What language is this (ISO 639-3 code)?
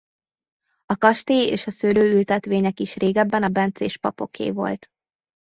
hun